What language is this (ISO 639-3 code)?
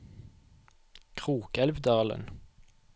nor